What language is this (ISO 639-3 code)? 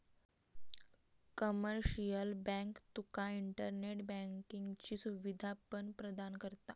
mar